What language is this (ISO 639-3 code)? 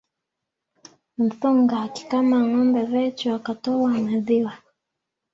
swa